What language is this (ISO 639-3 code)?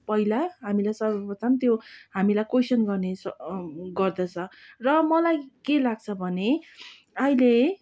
nep